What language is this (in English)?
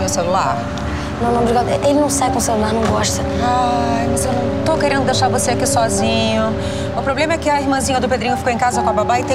Portuguese